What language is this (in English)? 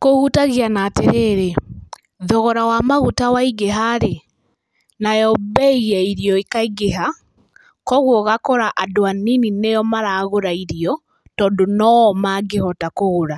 Kikuyu